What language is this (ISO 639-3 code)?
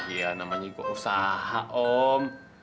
ind